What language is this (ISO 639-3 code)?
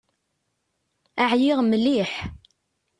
kab